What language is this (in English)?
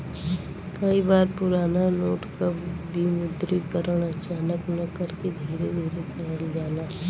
Bhojpuri